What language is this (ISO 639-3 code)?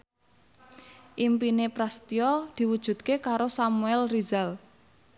jav